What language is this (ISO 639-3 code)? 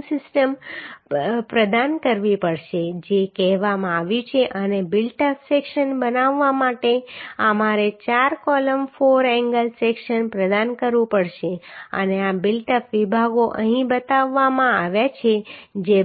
guj